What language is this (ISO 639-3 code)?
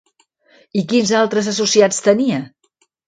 cat